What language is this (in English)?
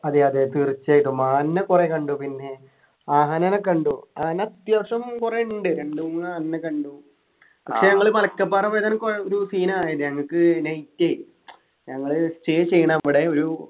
Malayalam